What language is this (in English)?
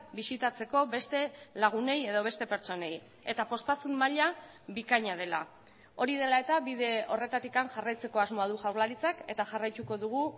Basque